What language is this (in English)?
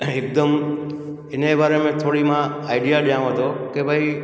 Sindhi